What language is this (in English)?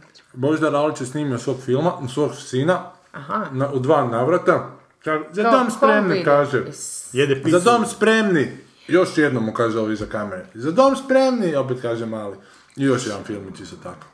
Croatian